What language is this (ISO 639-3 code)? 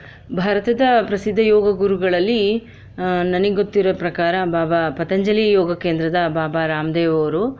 kan